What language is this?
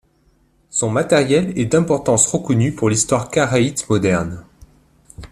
French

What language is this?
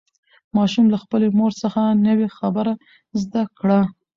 Pashto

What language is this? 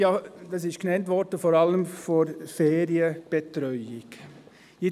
Swiss German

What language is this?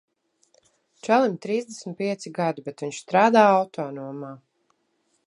Latvian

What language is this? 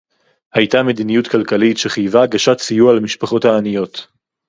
Hebrew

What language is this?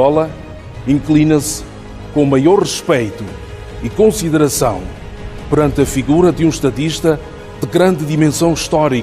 Portuguese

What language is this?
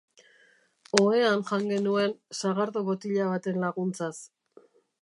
Basque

